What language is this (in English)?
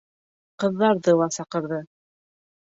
Bashkir